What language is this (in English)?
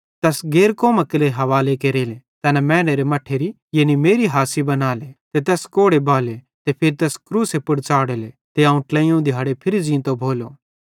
Bhadrawahi